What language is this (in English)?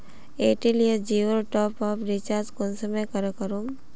Magahi